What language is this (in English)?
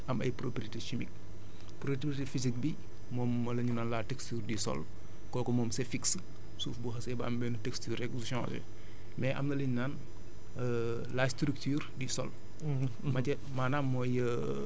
Wolof